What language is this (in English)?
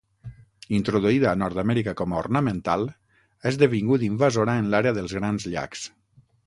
Catalan